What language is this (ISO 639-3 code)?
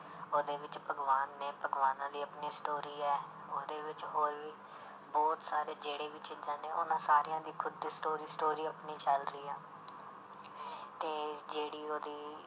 pan